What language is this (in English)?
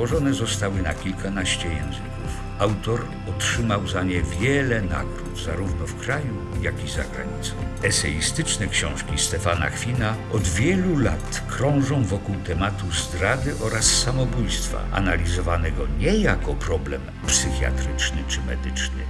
Polish